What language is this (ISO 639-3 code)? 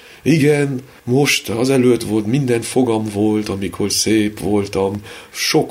hun